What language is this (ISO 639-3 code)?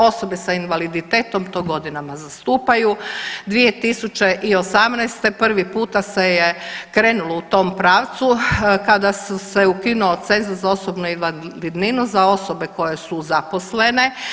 hrv